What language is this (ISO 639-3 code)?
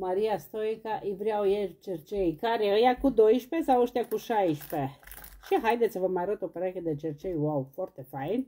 ron